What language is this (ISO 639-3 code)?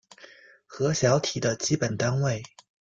zho